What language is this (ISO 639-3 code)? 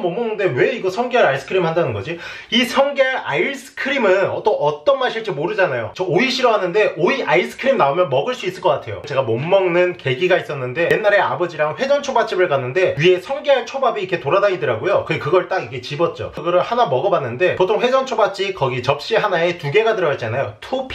kor